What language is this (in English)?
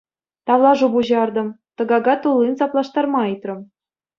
Chuvash